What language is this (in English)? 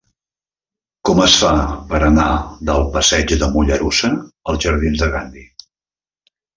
Catalan